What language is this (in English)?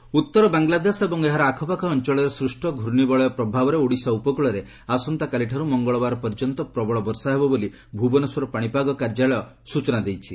Odia